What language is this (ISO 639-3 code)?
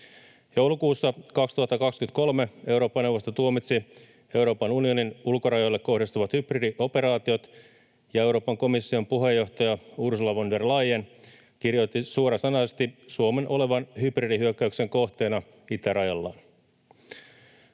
fin